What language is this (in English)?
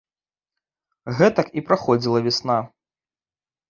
Belarusian